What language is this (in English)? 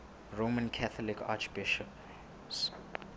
Southern Sotho